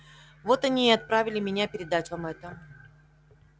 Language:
Russian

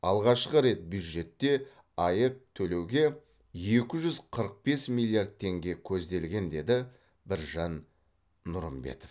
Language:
Kazakh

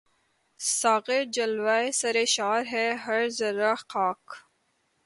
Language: Urdu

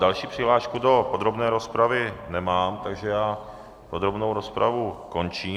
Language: Czech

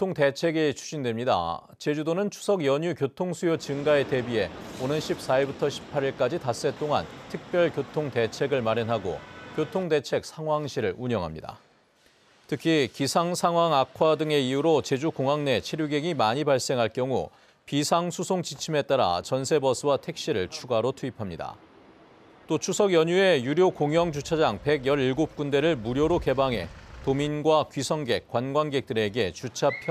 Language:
Korean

